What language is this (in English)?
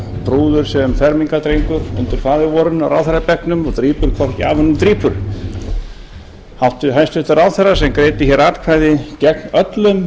Icelandic